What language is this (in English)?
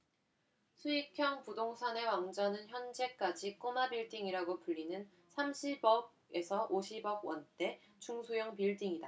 Korean